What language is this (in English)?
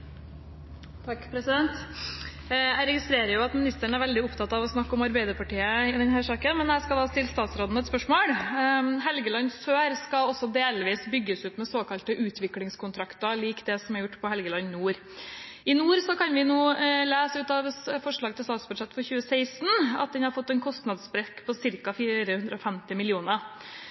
Norwegian